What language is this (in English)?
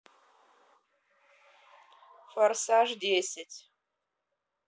Russian